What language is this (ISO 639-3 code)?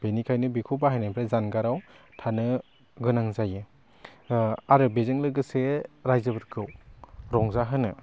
brx